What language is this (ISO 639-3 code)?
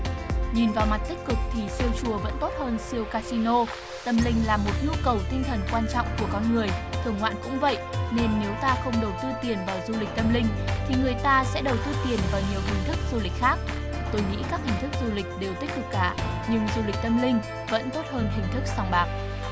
vie